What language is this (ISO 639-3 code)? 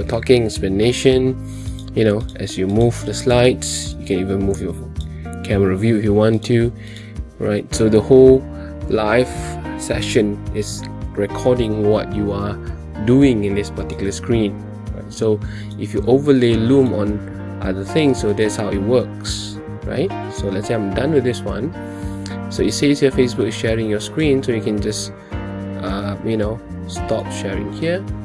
eng